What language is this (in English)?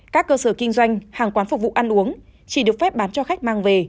Vietnamese